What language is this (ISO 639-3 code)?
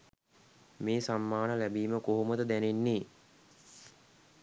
sin